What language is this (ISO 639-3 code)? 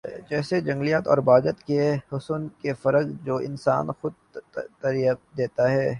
urd